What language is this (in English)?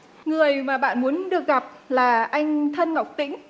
Vietnamese